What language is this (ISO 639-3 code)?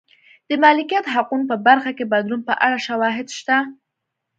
pus